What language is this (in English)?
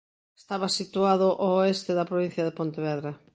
Galician